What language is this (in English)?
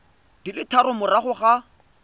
Tswana